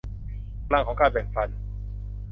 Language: Thai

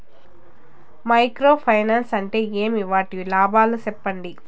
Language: Telugu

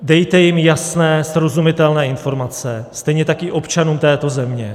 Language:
Czech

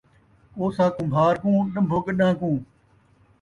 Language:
Saraiki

